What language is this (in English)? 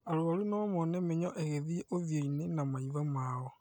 Kikuyu